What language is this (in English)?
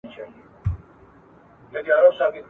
Pashto